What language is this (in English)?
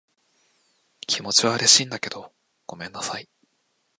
Japanese